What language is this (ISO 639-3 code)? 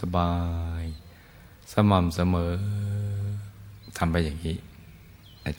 tha